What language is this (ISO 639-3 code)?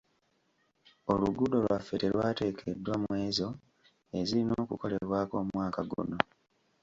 lug